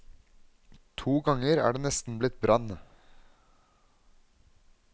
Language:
Norwegian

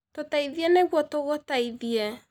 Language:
Kikuyu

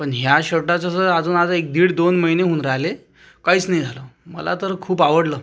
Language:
Marathi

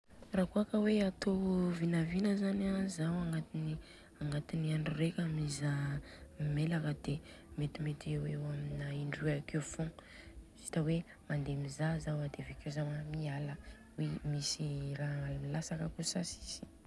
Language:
Southern Betsimisaraka Malagasy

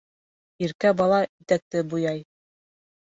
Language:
Bashkir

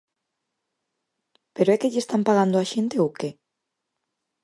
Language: Galician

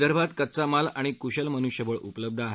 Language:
Marathi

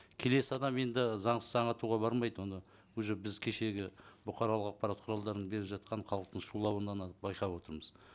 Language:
Kazakh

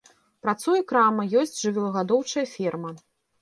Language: Belarusian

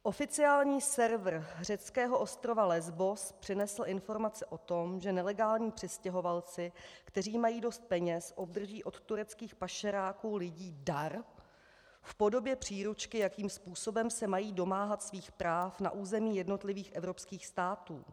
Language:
Czech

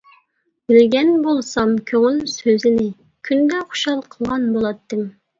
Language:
Uyghur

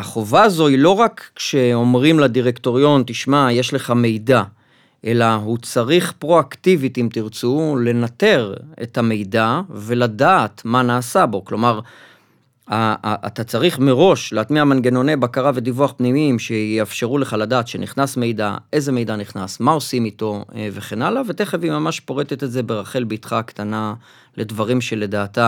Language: Hebrew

